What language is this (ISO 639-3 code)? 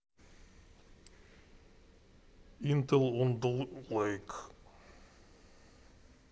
rus